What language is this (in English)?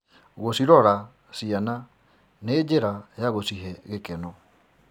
Kikuyu